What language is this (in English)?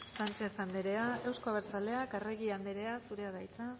Basque